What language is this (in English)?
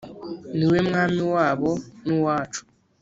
Kinyarwanda